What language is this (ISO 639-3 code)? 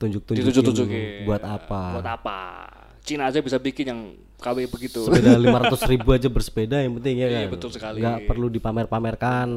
ind